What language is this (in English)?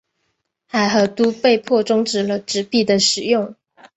Chinese